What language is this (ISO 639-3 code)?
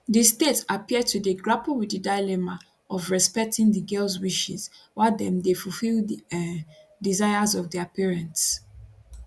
pcm